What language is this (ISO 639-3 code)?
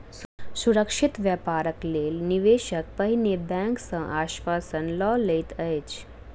mai